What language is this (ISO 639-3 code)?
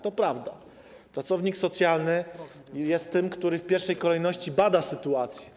pol